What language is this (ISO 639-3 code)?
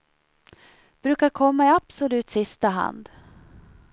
swe